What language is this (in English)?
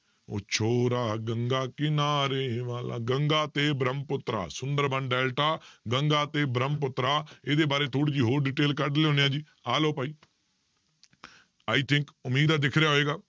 Punjabi